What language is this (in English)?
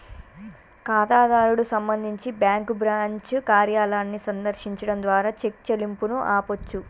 Telugu